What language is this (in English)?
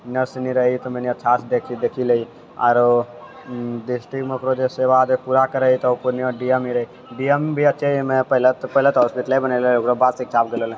Maithili